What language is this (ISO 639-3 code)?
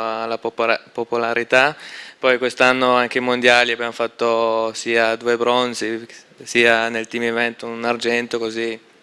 ita